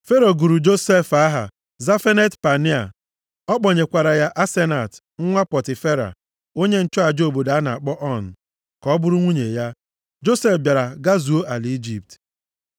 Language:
Igbo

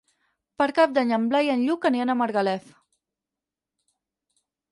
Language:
Catalan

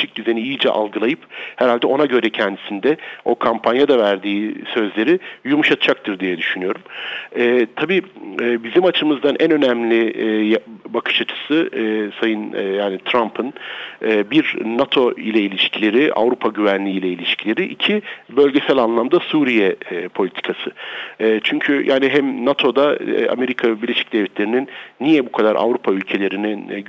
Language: Turkish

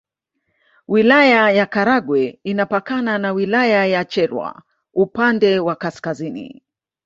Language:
Swahili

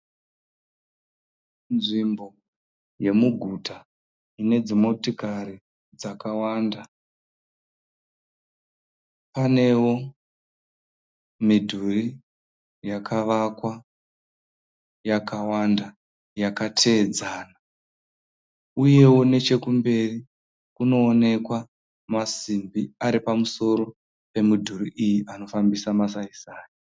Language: Shona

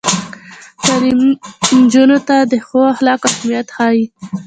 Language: Pashto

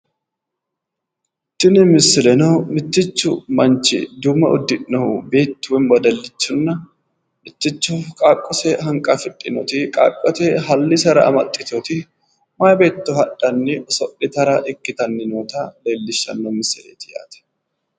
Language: Sidamo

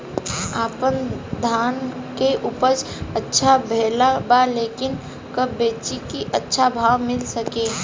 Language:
Bhojpuri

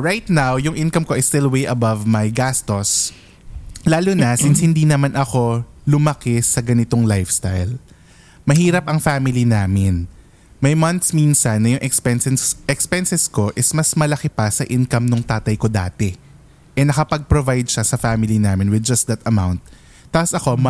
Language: Filipino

